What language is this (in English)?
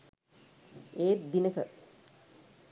Sinhala